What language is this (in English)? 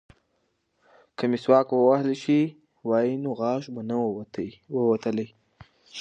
Pashto